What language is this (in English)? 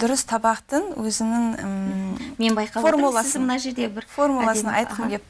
Russian